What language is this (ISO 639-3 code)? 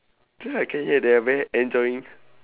eng